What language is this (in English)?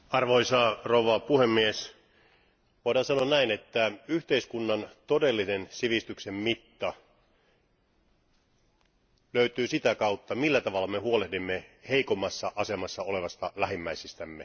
Finnish